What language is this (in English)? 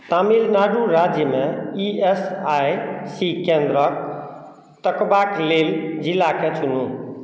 Maithili